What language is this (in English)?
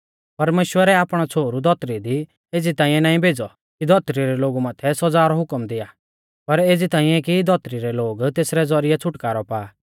Mahasu Pahari